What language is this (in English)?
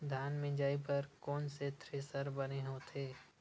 Chhattisgarhi